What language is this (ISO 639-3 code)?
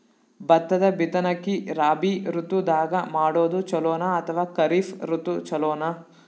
kan